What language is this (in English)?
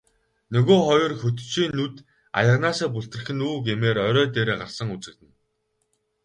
Mongolian